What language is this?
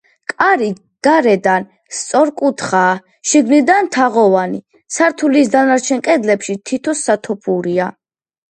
Georgian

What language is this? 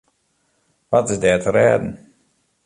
Western Frisian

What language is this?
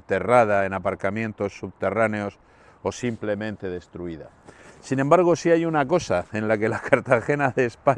Spanish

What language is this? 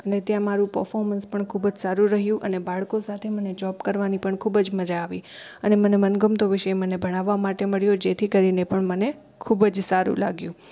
Gujarati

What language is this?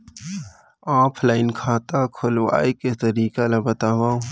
Chhattisgarhi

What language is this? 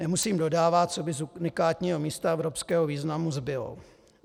Czech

